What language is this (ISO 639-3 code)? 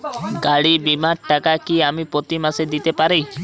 ben